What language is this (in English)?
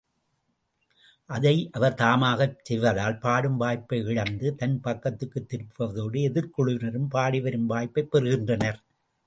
Tamil